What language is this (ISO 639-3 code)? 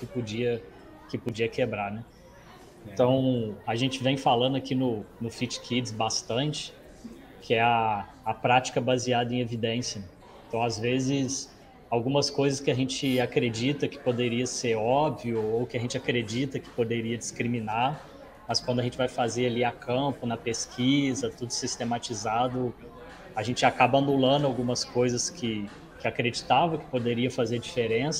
por